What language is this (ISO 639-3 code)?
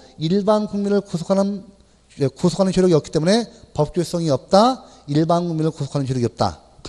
kor